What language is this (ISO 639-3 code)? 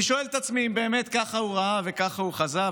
heb